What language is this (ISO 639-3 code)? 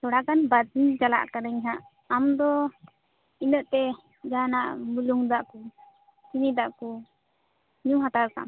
sat